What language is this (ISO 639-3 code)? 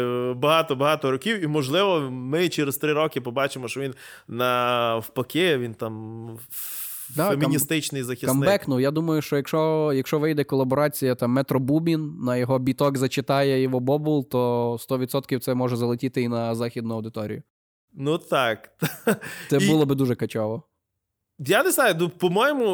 ukr